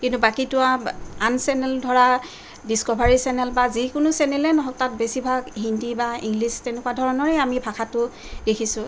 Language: Assamese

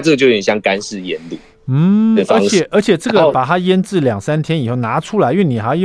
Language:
Chinese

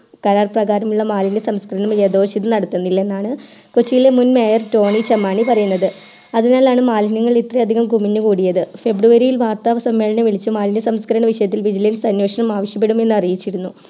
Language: Malayalam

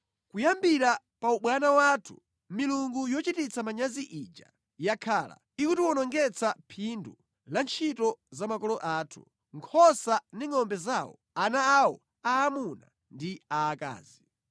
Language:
Nyanja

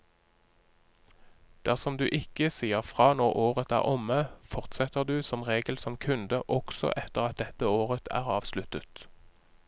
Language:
Norwegian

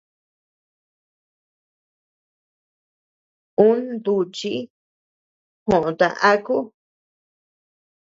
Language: Tepeuxila Cuicatec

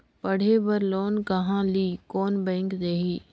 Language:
Chhattisgarhi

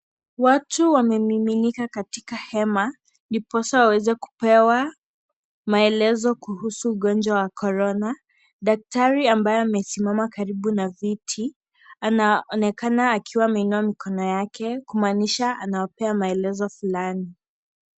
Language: Swahili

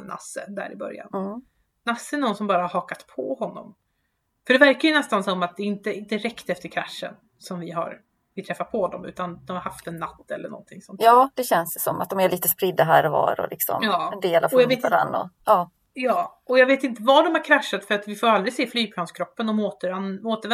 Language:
Swedish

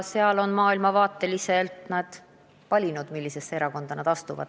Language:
Estonian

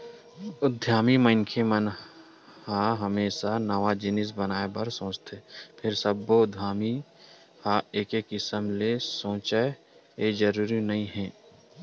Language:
Chhattisgarhi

